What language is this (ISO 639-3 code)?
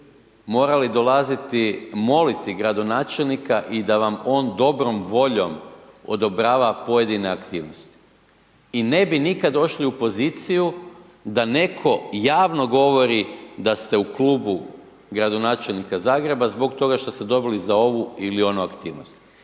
hrv